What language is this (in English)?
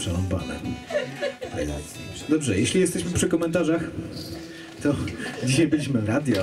Polish